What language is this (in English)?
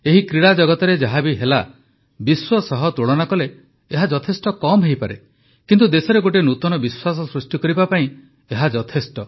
Odia